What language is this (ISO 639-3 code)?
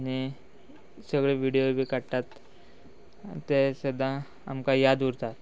kok